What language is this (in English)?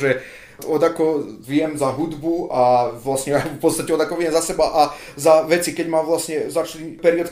Slovak